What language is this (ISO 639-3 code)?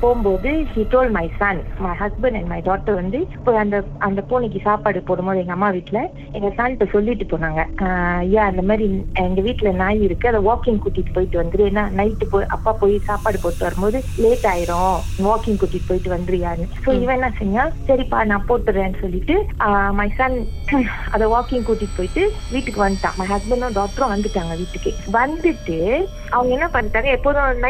tam